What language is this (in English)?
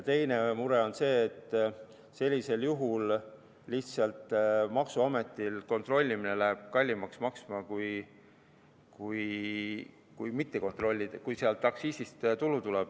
Estonian